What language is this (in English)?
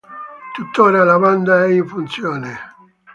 Italian